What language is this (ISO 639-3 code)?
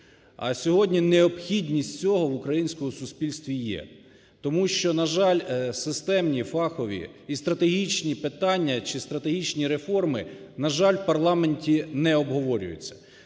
ukr